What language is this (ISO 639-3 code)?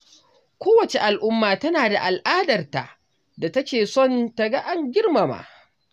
hau